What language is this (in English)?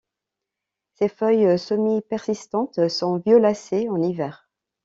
French